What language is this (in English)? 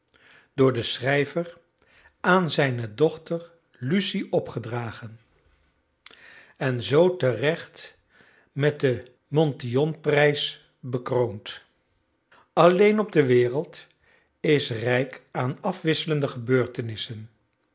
Dutch